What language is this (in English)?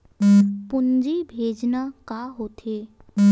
Chhattisgarhi